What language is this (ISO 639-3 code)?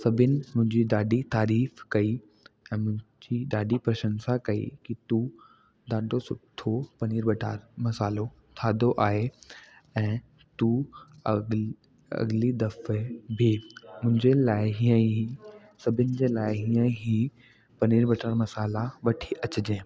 snd